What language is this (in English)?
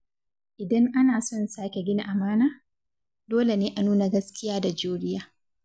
Hausa